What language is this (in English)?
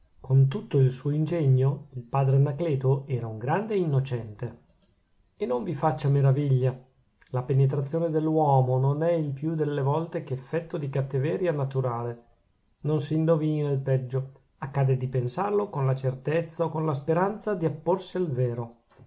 Italian